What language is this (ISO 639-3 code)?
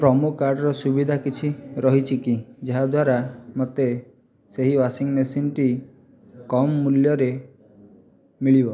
ori